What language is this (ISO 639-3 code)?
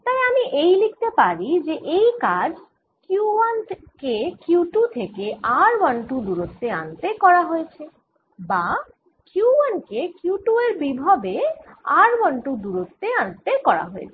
ben